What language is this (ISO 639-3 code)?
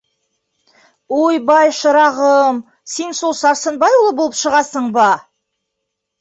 bak